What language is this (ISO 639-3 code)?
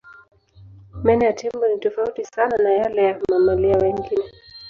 swa